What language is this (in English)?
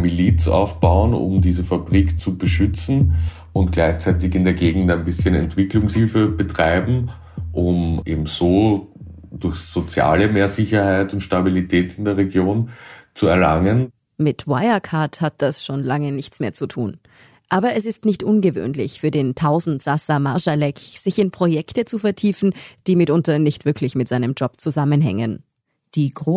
German